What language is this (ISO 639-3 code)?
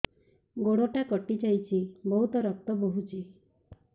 ori